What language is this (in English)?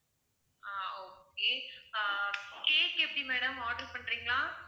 Tamil